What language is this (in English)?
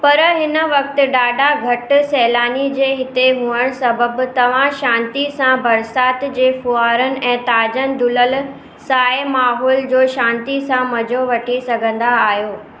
Sindhi